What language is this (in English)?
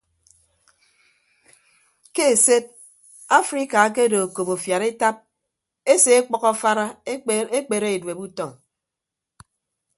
Ibibio